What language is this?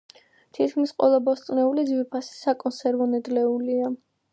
Georgian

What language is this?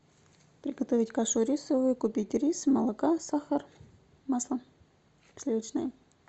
Russian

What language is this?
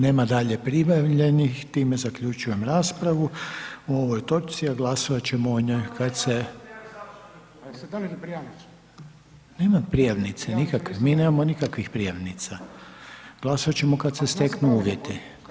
Croatian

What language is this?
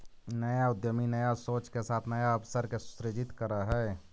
Magahi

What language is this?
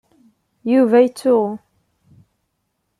Kabyle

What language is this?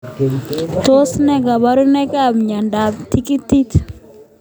Kalenjin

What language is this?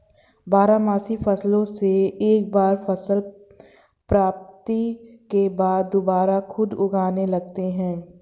Hindi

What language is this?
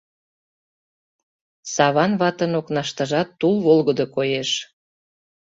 Mari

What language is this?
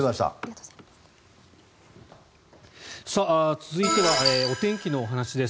Japanese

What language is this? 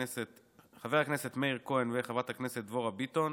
Hebrew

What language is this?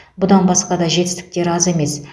Kazakh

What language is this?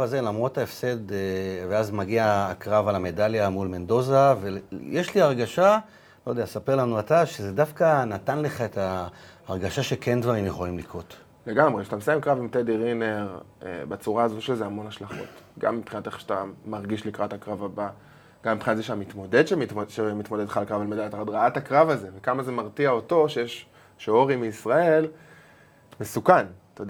Hebrew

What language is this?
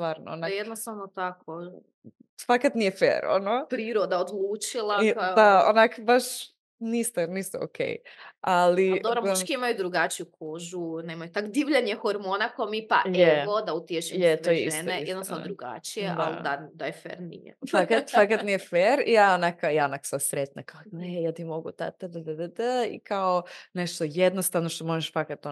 Croatian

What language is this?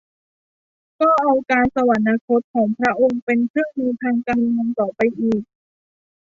Thai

